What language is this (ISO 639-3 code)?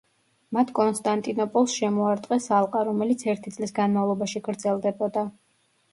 kat